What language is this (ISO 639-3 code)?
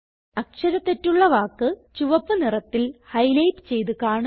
mal